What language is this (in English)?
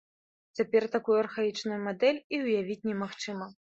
Belarusian